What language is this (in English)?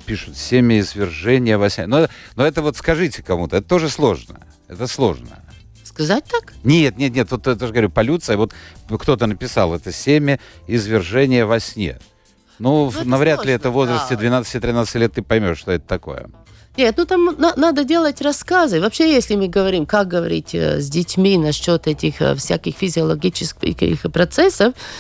Russian